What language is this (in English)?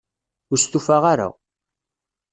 Kabyle